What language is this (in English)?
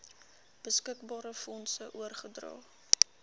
Afrikaans